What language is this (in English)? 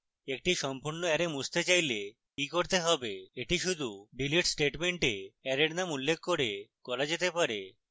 Bangla